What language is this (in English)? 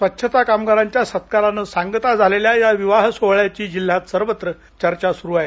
Marathi